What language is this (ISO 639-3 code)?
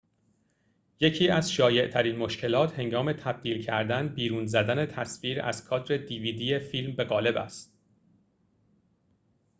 fas